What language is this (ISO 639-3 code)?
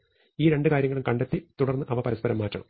mal